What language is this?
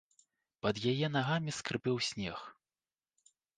Belarusian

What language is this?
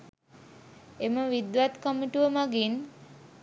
Sinhala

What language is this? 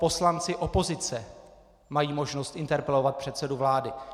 Czech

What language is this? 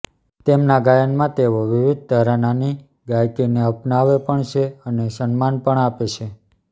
Gujarati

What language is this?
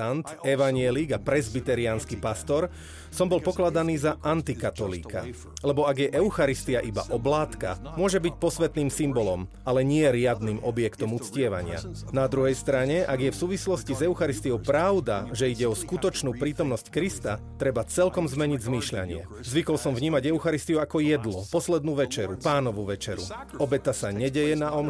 Slovak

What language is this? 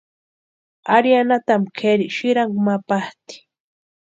Western Highland Purepecha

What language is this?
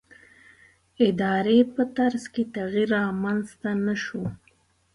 Pashto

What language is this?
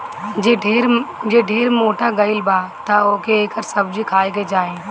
Bhojpuri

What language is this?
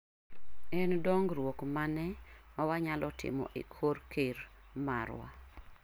Luo (Kenya and Tanzania)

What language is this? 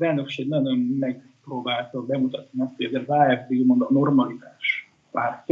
Hungarian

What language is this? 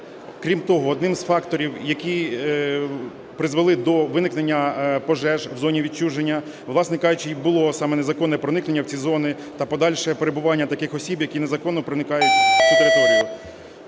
Ukrainian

